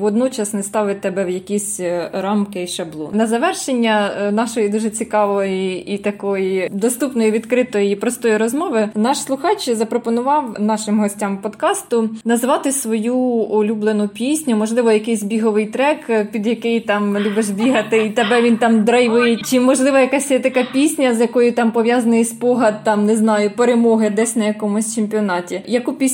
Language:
Ukrainian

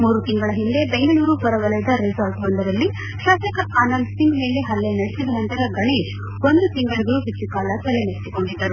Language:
Kannada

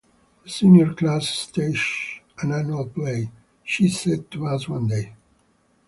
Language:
English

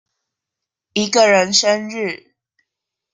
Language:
Chinese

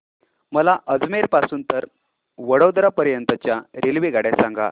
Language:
Marathi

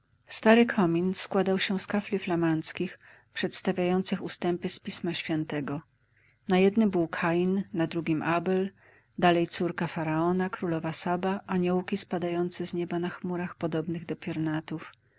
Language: Polish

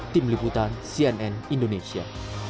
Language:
Indonesian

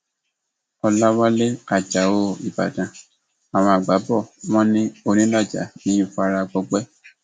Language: Yoruba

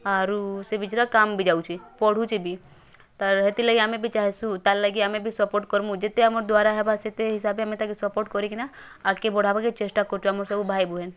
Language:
Odia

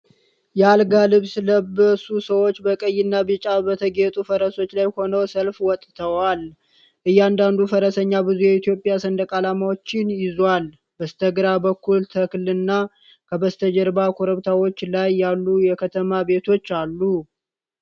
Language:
Amharic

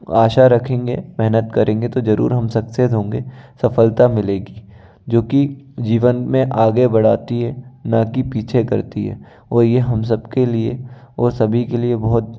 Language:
Hindi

